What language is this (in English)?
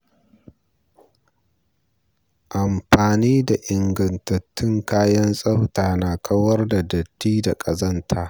Hausa